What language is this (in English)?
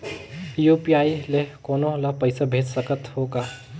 Chhattisgarhi